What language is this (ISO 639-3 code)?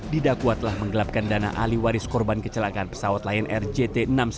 ind